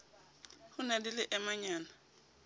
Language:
Southern Sotho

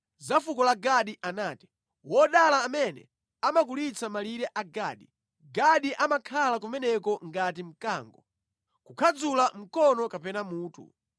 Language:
Nyanja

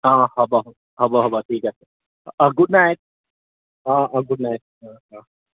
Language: Assamese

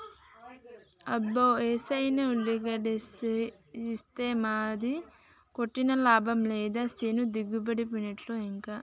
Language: Telugu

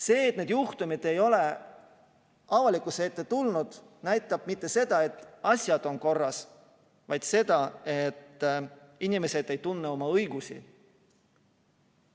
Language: Estonian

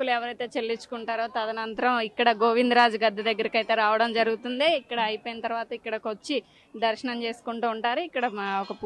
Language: Telugu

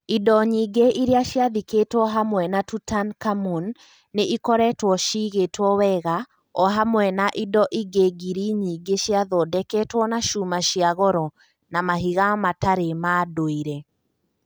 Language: Kikuyu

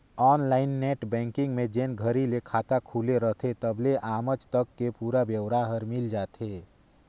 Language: Chhattisgarhi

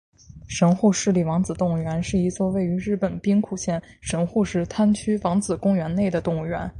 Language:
Chinese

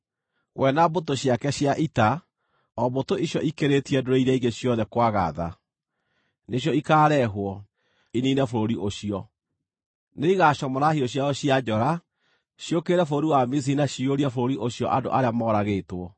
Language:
Kikuyu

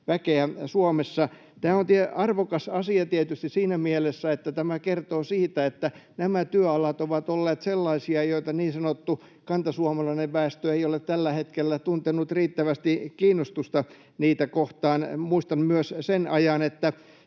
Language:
Finnish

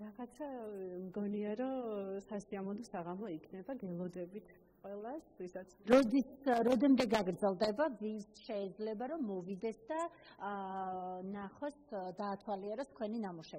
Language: Romanian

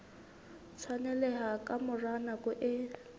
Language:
Southern Sotho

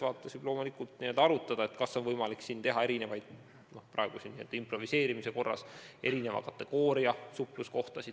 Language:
Estonian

